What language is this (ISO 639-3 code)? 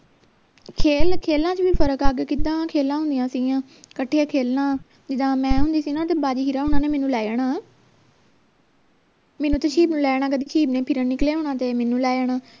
pan